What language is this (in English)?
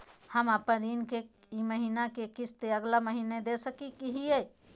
Magahi